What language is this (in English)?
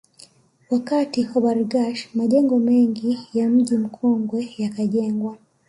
Swahili